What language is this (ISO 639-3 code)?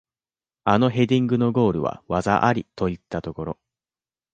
jpn